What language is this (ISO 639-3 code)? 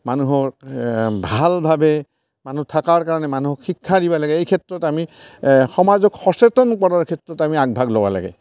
asm